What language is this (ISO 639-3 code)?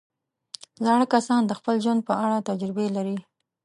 pus